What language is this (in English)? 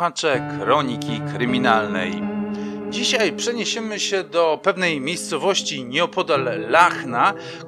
Polish